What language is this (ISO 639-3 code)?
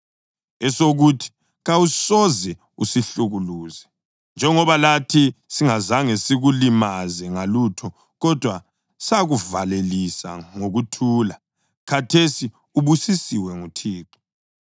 nde